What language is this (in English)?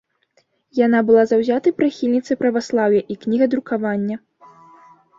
Belarusian